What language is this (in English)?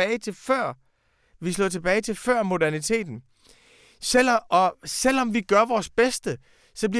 Danish